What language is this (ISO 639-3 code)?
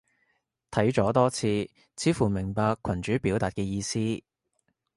yue